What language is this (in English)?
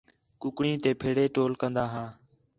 Khetrani